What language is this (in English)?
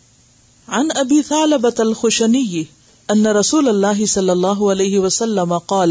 Urdu